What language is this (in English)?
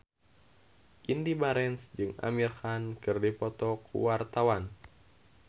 Sundanese